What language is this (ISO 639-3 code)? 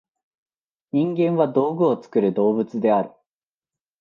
jpn